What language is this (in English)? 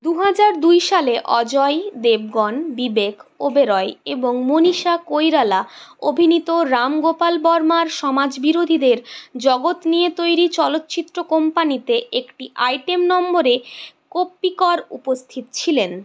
Bangla